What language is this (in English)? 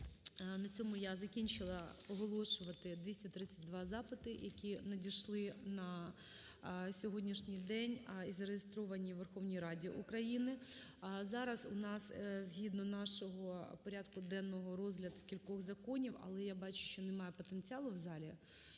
Ukrainian